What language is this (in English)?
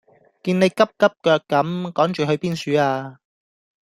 Cantonese